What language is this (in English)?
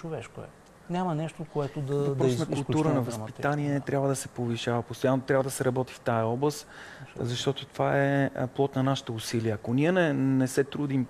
Bulgarian